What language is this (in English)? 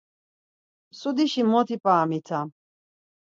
Laz